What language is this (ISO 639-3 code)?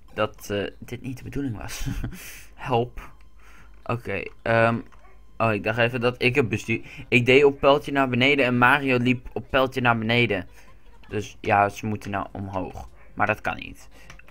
nld